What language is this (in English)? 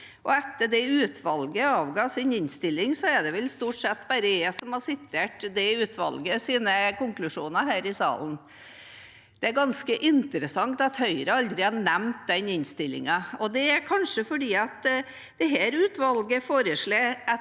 Norwegian